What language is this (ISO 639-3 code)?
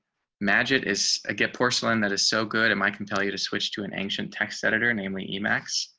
eng